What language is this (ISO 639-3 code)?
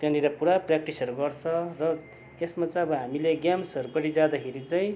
nep